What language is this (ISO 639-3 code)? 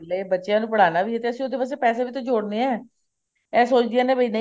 pan